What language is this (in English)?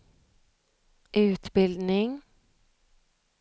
Swedish